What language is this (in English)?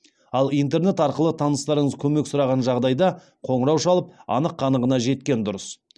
Kazakh